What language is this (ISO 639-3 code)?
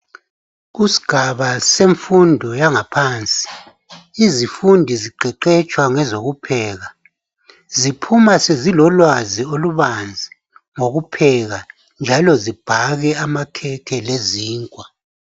nde